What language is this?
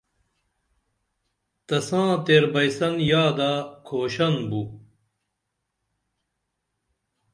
Dameli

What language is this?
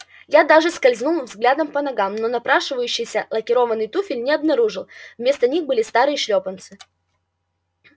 Russian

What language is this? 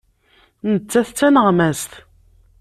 Kabyle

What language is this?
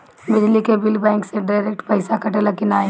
Bhojpuri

